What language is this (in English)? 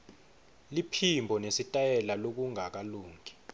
Swati